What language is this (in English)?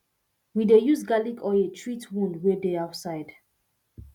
Nigerian Pidgin